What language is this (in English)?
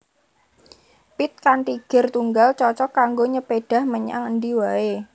Javanese